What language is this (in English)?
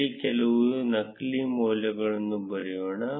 Kannada